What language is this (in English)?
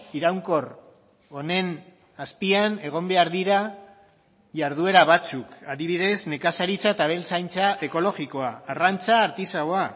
Basque